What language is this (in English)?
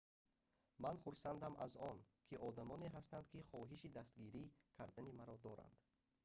Tajik